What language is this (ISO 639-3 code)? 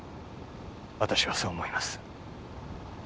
jpn